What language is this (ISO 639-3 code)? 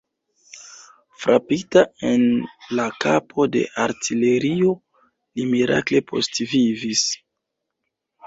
epo